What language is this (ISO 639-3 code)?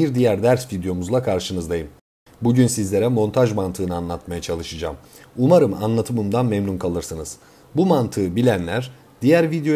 tur